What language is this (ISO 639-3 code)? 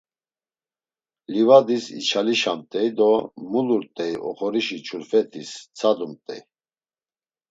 lzz